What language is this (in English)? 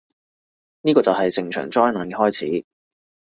Cantonese